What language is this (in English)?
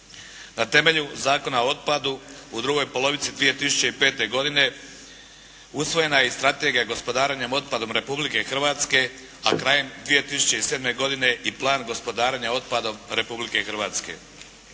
Croatian